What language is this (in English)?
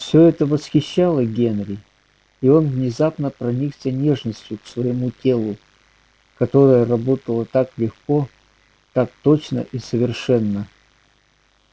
Russian